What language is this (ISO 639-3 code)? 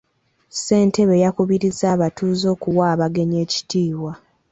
lug